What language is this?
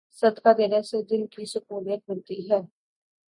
Urdu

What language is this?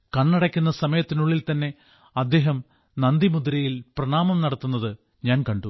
Malayalam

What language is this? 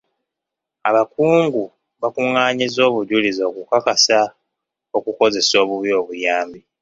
Ganda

